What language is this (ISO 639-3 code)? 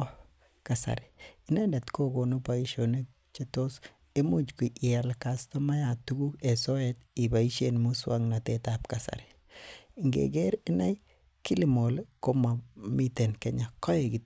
kln